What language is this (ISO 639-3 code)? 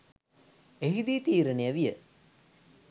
sin